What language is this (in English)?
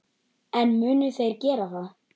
Icelandic